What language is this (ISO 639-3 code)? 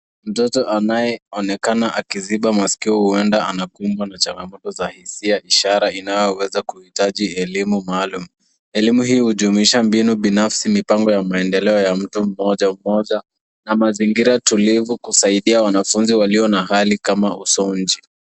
swa